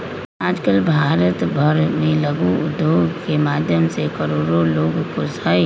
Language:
Magahi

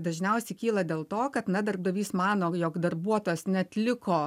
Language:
Lithuanian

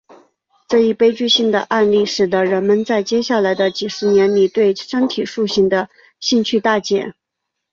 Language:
Chinese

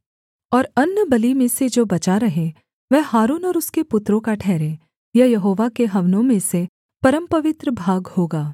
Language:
Hindi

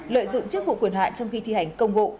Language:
Vietnamese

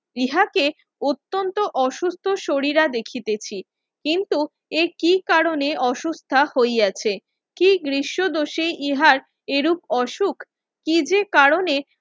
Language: Bangla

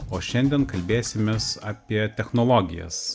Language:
Lithuanian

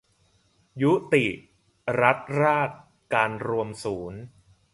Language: Thai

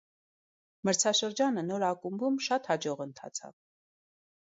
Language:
Armenian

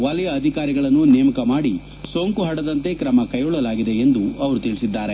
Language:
Kannada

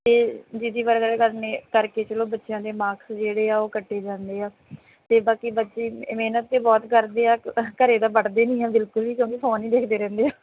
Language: Punjabi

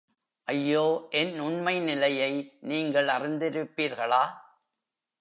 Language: Tamil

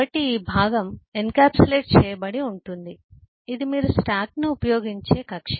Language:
Telugu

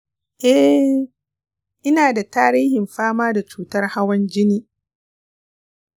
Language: Hausa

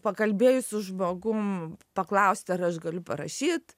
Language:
Lithuanian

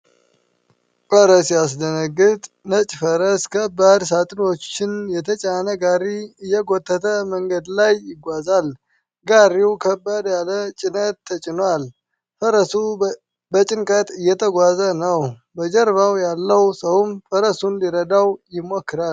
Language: Amharic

